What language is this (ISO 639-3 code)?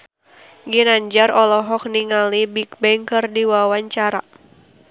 sun